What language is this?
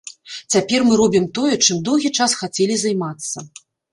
Belarusian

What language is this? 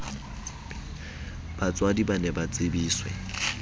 Southern Sotho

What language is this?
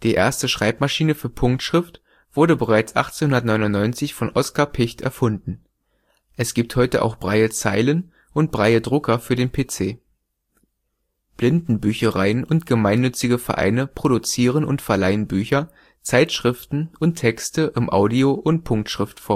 German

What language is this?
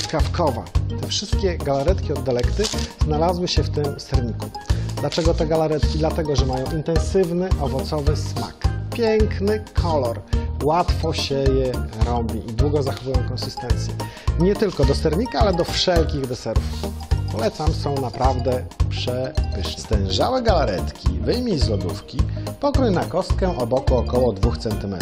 Polish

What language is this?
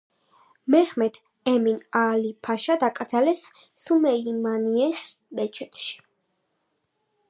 Georgian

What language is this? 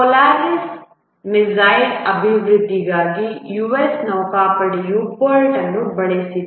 Kannada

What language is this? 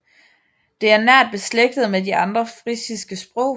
Danish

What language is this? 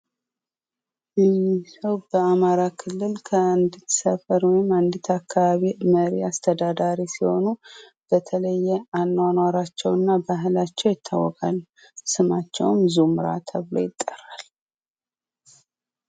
Amharic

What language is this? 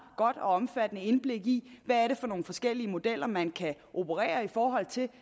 Danish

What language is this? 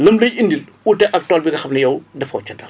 Wolof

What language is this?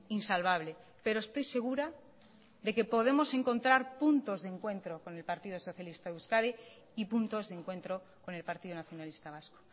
Spanish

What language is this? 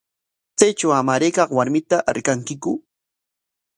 Corongo Ancash Quechua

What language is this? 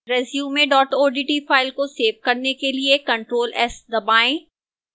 Hindi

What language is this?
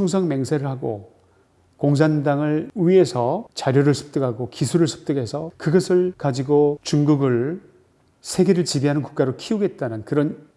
Korean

